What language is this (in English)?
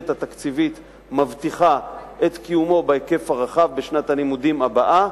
Hebrew